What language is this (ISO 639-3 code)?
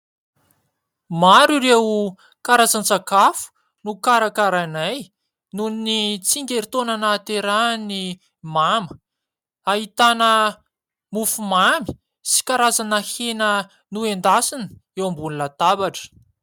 mlg